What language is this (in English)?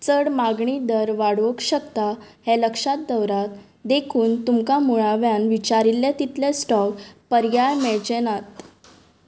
Konkani